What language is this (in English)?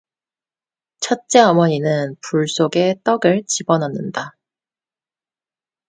Korean